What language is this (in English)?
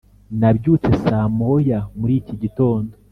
Kinyarwanda